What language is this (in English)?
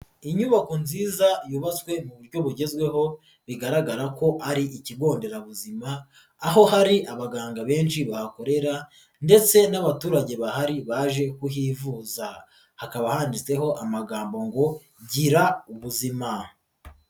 Kinyarwanda